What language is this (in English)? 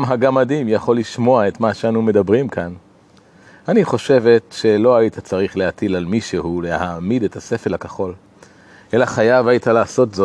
Hebrew